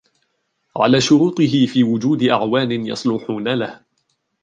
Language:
Arabic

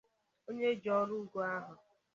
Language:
Igbo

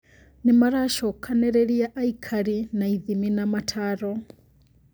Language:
Kikuyu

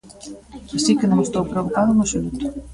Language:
Galician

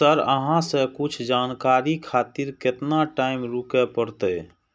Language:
Maithili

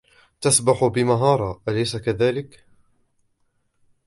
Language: Arabic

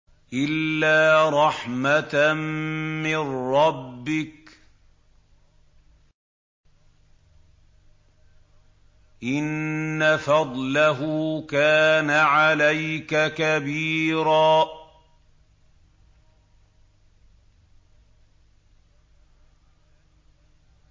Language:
Arabic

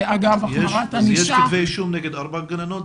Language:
Hebrew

